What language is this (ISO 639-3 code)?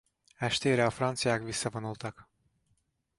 hun